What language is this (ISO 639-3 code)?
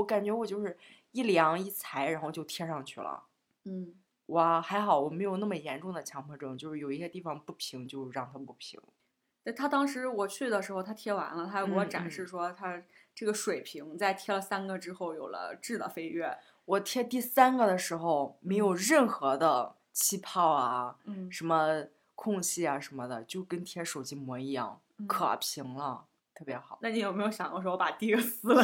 zho